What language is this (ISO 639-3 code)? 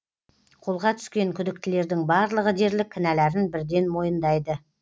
kaz